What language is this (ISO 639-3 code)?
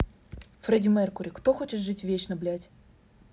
rus